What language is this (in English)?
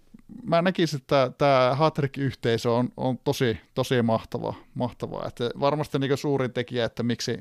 Finnish